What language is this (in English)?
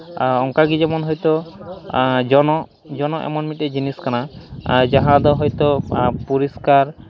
Santali